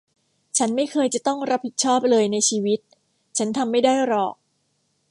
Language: Thai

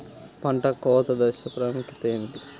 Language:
Telugu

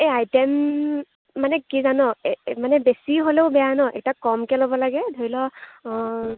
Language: Assamese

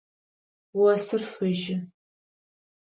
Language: Adyghe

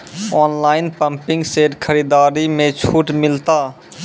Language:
Maithili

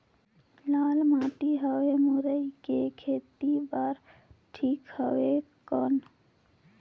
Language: Chhattisgarhi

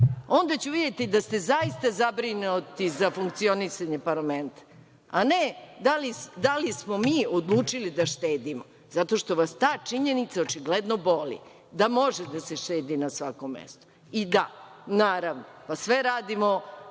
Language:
Serbian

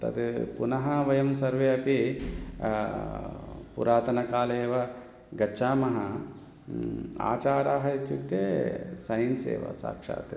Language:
Sanskrit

